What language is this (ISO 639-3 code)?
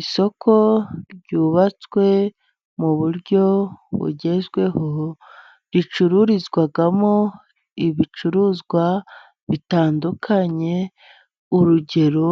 kin